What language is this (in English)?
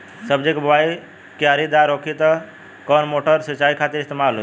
Bhojpuri